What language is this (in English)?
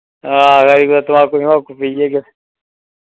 Dogri